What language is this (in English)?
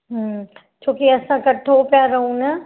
Sindhi